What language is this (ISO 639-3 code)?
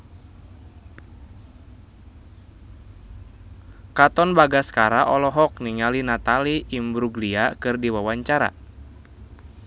sun